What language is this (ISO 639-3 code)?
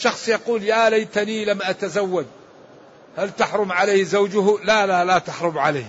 ara